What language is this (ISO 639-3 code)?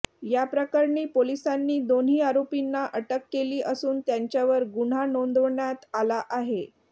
mar